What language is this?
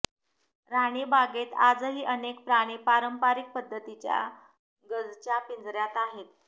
Marathi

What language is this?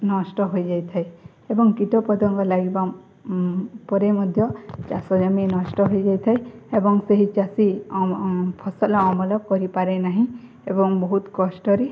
Odia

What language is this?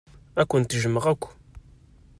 Kabyle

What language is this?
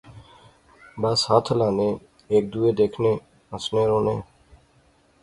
Pahari-Potwari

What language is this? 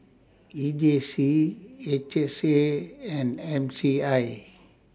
English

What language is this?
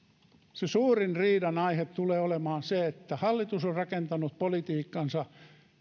Finnish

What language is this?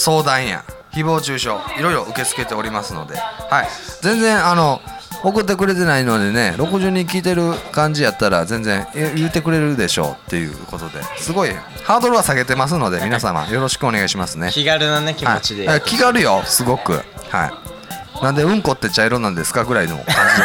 Japanese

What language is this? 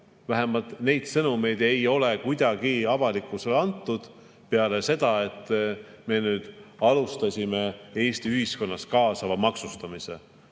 Estonian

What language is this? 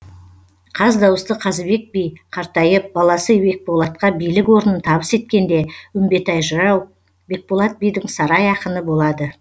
Kazakh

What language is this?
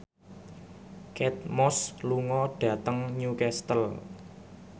Javanese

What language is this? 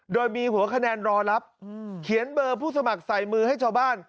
Thai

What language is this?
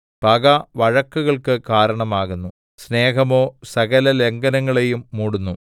Malayalam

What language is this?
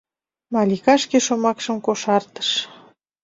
Mari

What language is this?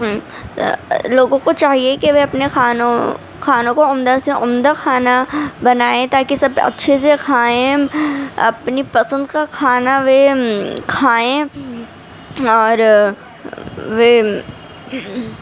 Urdu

